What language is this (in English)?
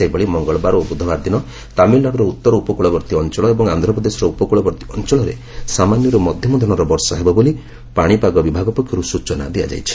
Odia